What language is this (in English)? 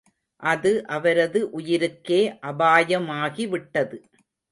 Tamil